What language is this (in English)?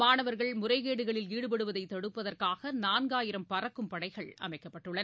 Tamil